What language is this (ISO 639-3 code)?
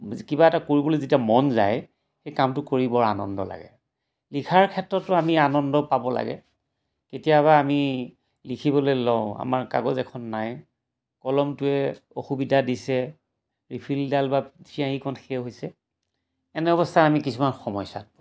asm